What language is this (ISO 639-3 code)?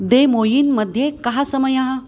san